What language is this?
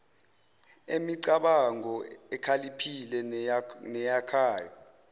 Zulu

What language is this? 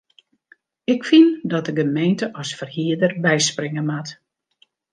Western Frisian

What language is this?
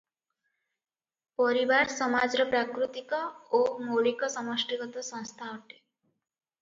Odia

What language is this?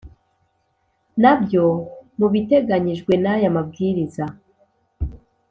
Kinyarwanda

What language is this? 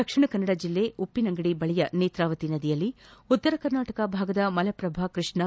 Kannada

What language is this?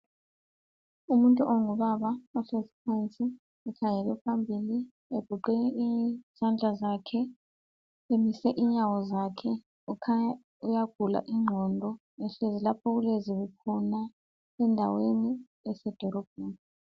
North Ndebele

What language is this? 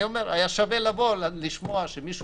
Hebrew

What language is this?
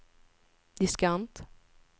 Swedish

